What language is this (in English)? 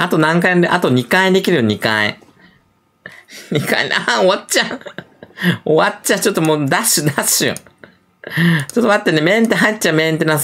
Japanese